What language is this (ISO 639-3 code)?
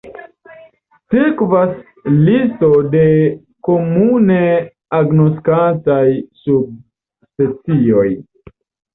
epo